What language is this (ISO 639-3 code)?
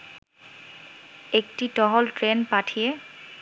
ben